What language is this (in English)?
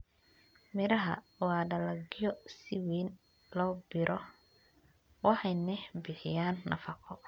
Somali